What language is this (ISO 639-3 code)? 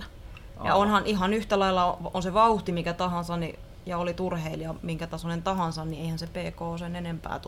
fin